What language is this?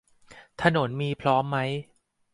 Thai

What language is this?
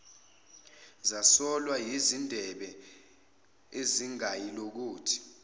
Zulu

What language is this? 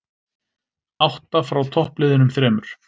Icelandic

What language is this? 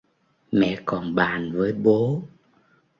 Vietnamese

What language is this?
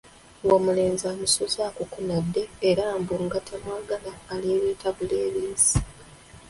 Ganda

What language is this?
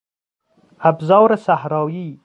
Persian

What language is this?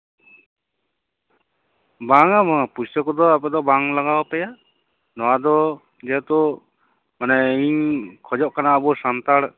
Santali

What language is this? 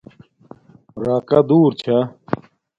Domaaki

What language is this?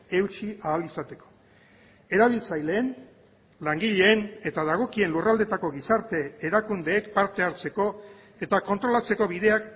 Basque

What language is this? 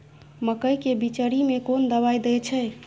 Maithili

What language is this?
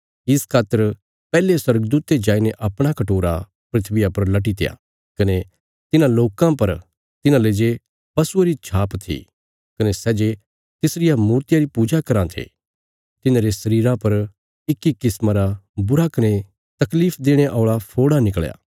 Bilaspuri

